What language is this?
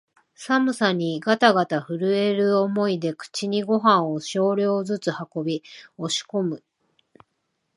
Japanese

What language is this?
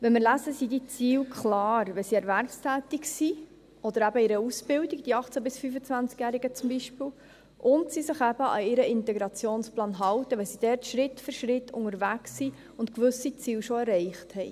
Swiss German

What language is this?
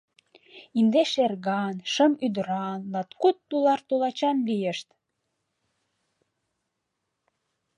Mari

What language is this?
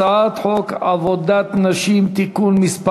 Hebrew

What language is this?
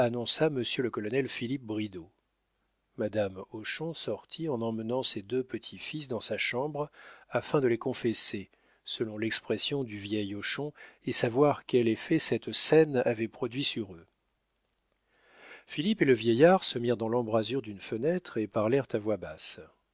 French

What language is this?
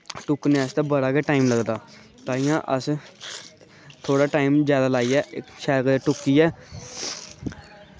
Dogri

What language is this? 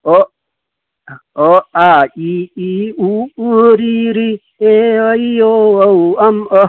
Sanskrit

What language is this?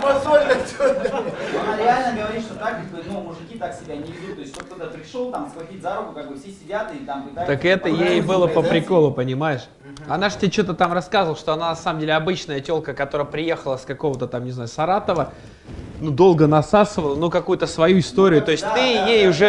Russian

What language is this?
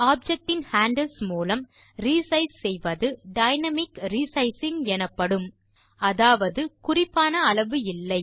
Tamil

